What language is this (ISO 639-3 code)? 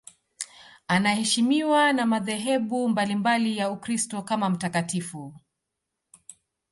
swa